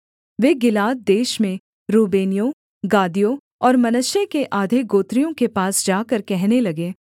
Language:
Hindi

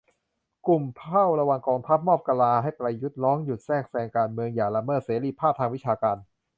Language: Thai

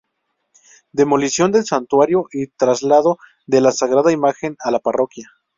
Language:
Spanish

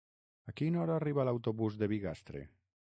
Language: Catalan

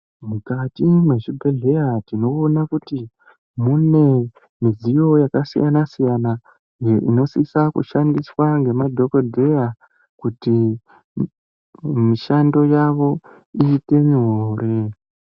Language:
Ndau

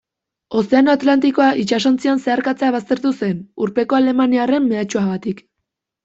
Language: Basque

